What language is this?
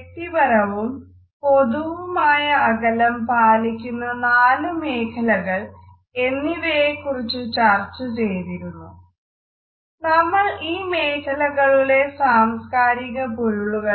Malayalam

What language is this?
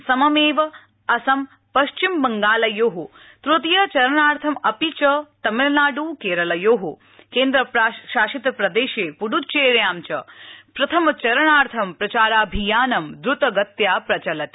Sanskrit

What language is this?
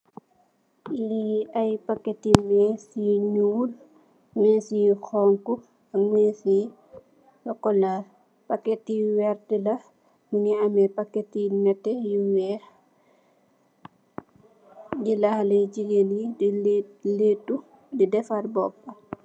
Wolof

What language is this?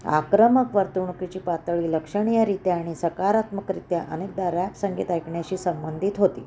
Marathi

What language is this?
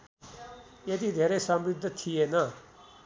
Nepali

